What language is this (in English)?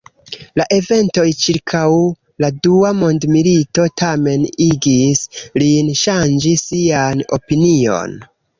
Esperanto